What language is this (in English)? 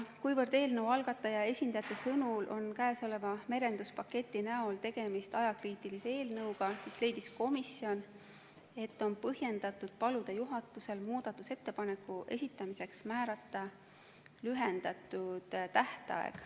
Estonian